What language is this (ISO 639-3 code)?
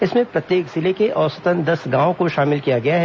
hin